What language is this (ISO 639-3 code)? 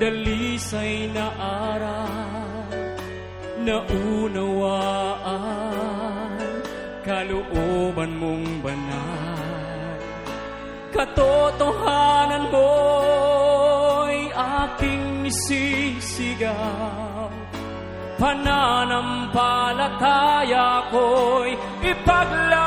fil